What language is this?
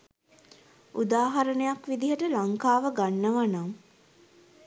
Sinhala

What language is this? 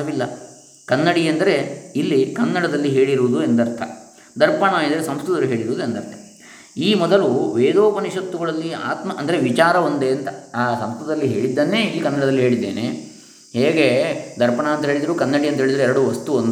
Kannada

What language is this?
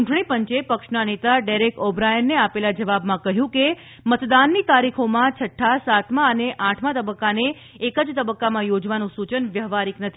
Gujarati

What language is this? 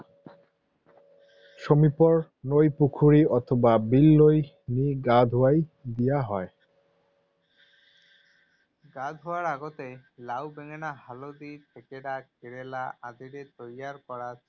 Assamese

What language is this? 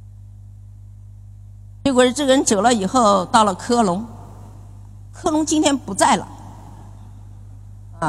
Chinese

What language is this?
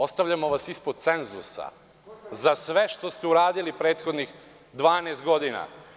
Serbian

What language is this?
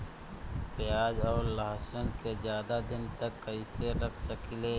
Bhojpuri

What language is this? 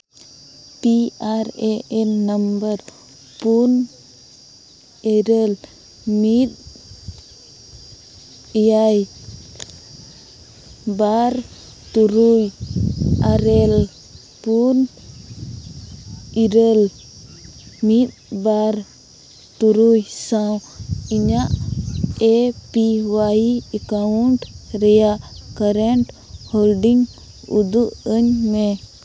Santali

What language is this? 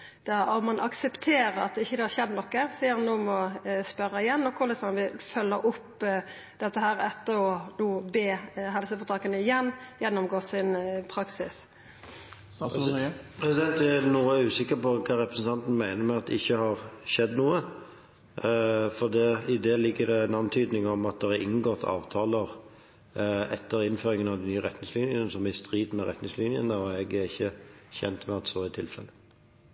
Norwegian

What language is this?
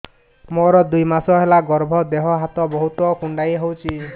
Odia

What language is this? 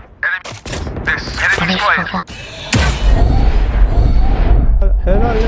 Turkish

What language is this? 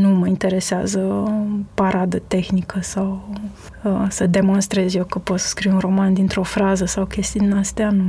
Romanian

